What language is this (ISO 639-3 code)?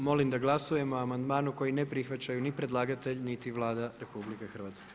hrv